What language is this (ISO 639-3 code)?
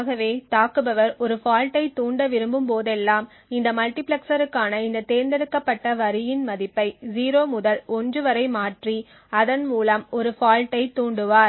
tam